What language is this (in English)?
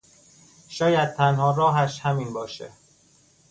Persian